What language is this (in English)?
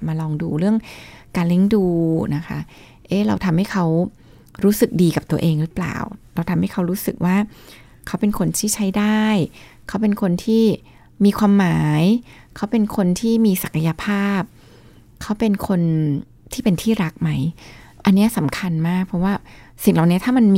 Thai